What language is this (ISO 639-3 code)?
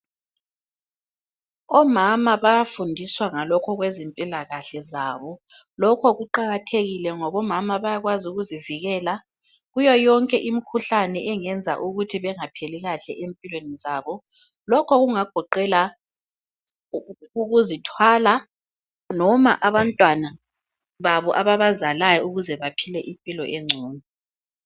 nde